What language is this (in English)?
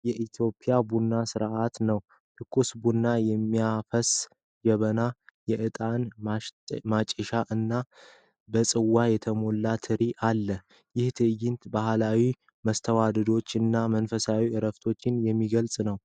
Amharic